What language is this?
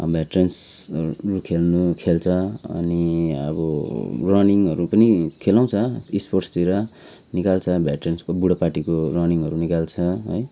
Nepali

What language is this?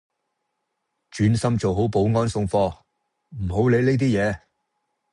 Cantonese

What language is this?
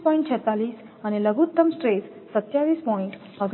Gujarati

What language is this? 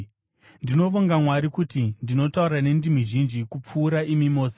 Shona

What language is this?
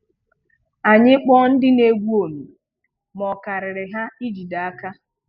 Igbo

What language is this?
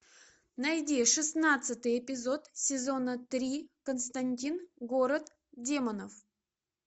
Russian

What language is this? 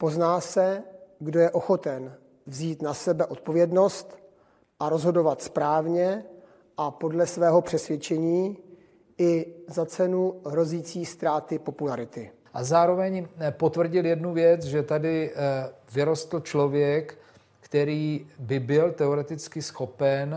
Czech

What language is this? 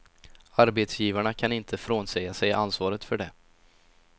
Swedish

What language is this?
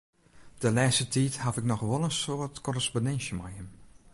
Western Frisian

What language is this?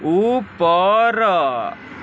Odia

